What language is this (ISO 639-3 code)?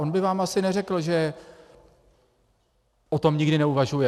ces